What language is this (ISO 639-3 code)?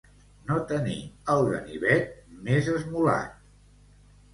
cat